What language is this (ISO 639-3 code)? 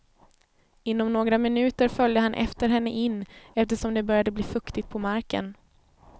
swe